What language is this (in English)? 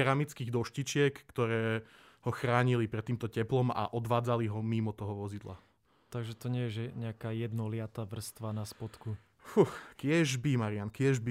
Slovak